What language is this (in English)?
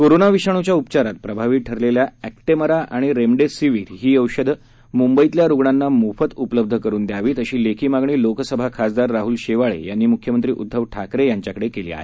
Marathi